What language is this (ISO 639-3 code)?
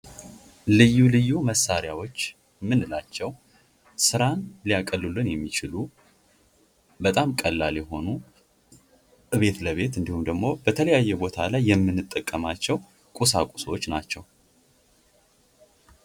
amh